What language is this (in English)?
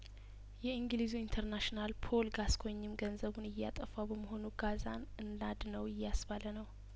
Amharic